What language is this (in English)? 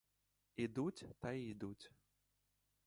Ukrainian